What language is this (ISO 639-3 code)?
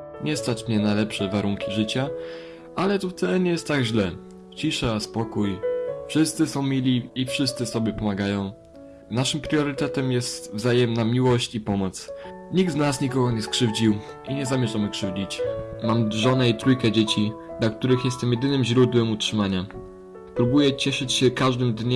pol